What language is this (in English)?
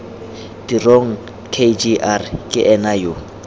Tswana